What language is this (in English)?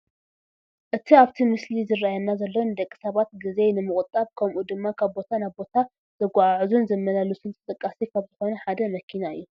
Tigrinya